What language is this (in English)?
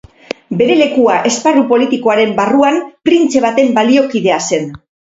Basque